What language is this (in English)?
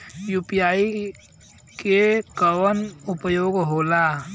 Bhojpuri